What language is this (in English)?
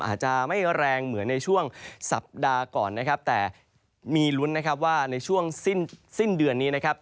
Thai